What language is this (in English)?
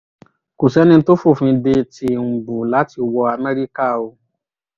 Yoruba